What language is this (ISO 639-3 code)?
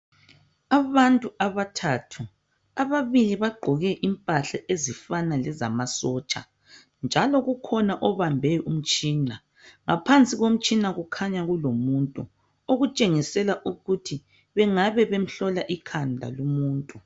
nde